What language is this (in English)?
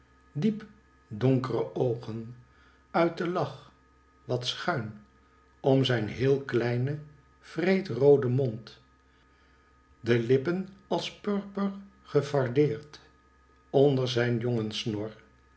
Dutch